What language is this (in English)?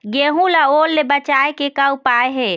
Chhattisgarhi